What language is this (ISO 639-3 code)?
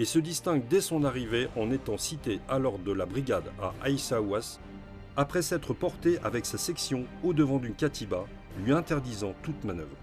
fra